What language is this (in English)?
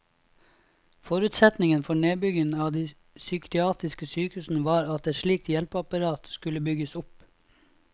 Norwegian